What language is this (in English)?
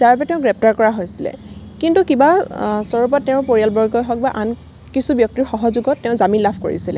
Assamese